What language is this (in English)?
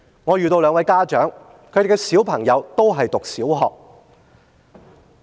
Cantonese